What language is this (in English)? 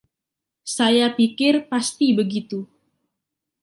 Indonesian